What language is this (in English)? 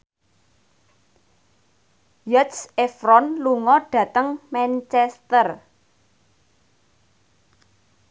Javanese